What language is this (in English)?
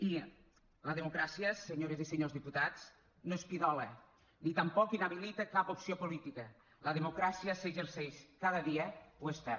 Catalan